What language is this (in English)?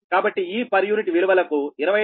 Telugu